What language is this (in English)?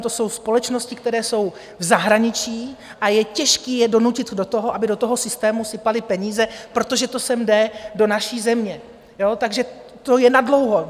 Czech